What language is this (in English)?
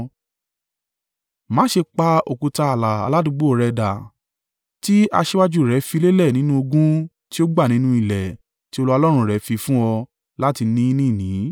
Yoruba